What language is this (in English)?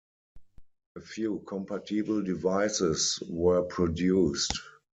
English